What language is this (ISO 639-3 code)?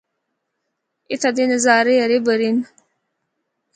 hno